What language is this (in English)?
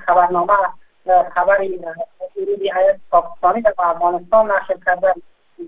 Persian